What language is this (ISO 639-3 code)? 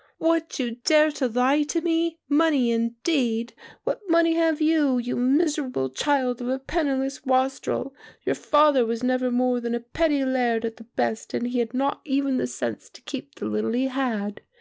eng